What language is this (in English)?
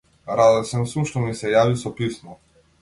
Macedonian